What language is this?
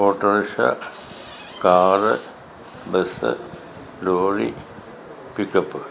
Malayalam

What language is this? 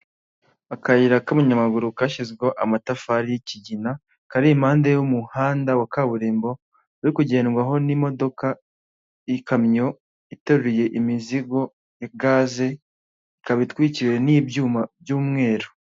Kinyarwanda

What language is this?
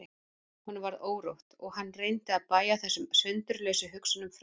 Icelandic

